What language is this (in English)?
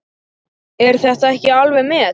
Icelandic